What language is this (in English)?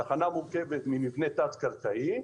Hebrew